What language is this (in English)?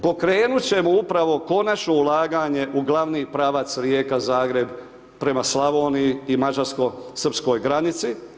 Croatian